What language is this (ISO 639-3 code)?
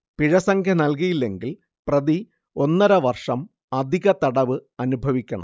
mal